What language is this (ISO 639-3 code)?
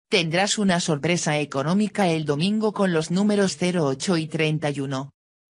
spa